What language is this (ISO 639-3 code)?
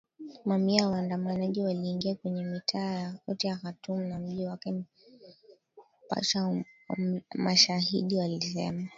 swa